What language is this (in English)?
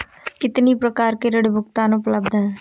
Hindi